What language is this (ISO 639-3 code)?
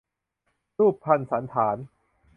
tha